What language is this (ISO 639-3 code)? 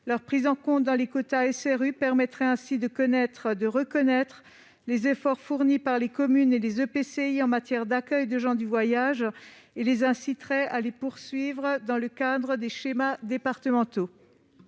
fra